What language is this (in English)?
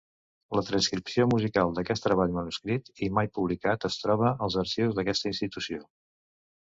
Catalan